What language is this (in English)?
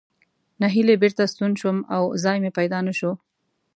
Pashto